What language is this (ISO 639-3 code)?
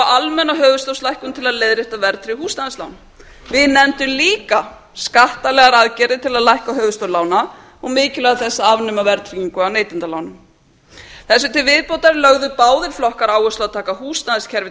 isl